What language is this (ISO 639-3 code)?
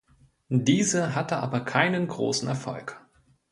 deu